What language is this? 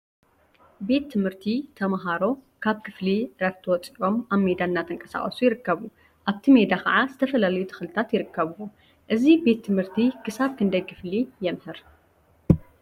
Tigrinya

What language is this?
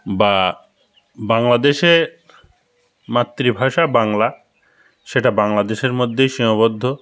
Bangla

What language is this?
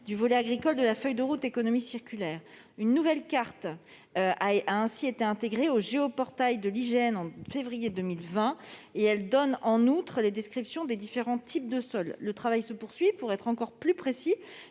French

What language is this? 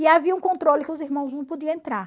Portuguese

